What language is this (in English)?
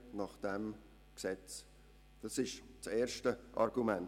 Swiss German